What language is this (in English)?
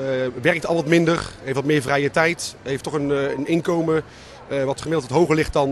Dutch